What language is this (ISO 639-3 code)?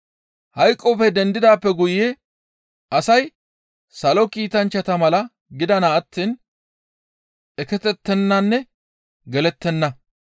gmv